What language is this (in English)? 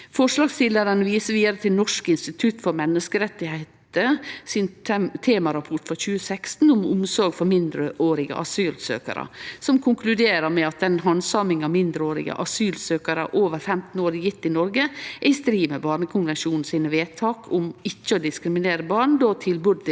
Norwegian